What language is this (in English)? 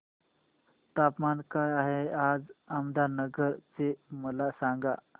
Marathi